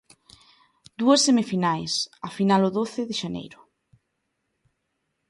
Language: Galician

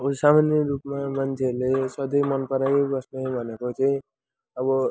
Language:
Nepali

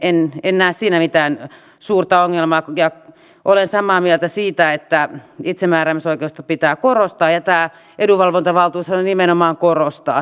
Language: Finnish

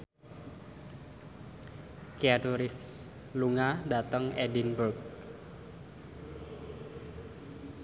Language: Javanese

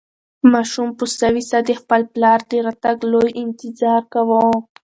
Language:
Pashto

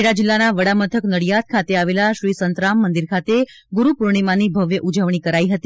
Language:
Gujarati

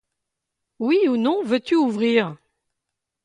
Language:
French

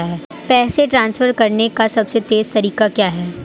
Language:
Hindi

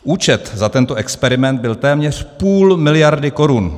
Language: Czech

